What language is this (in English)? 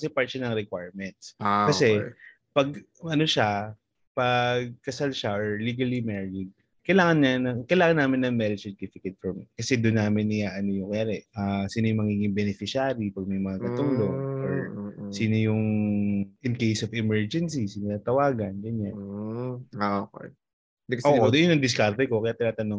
Filipino